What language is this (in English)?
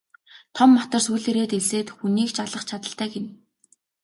Mongolian